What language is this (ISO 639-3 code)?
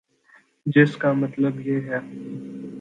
urd